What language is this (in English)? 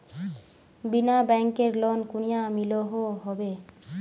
Magahi